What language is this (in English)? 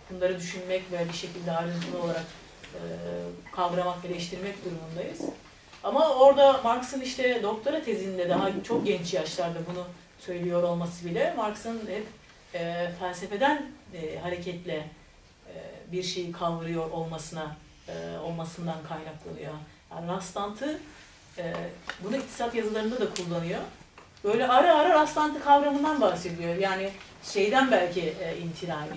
Turkish